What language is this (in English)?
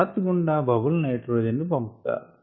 Telugu